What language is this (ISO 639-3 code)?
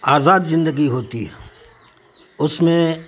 urd